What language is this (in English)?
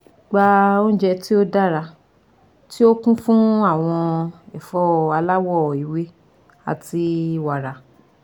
Yoruba